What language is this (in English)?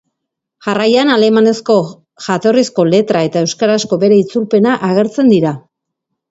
Basque